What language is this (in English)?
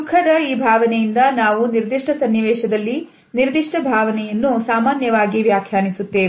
Kannada